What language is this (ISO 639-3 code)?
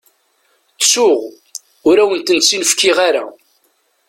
kab